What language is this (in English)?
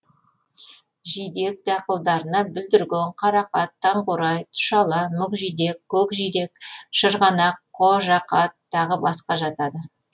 Kazakh